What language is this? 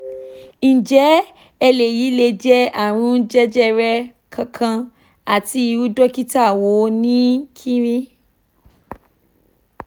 Yoruba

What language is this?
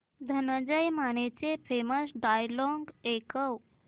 Marathi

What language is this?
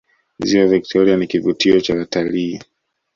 Swahili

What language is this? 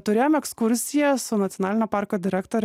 Lithuanian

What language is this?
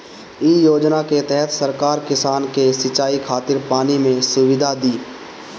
Bhojpuri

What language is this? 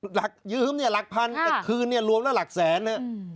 Thai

